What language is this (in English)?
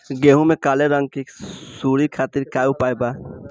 Bhojpuri